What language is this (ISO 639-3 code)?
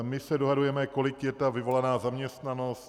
ces